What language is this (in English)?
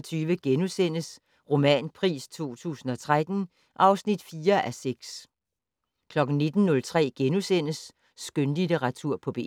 Danish